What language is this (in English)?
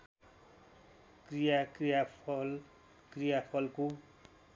Nepali